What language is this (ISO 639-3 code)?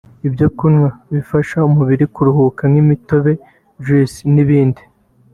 kin